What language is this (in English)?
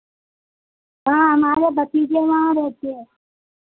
Hindi